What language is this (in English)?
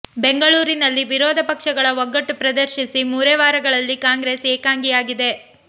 Kannada